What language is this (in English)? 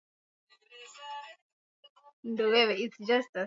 Swahili